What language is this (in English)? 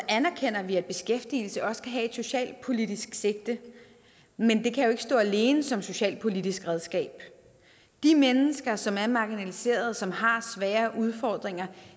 Danish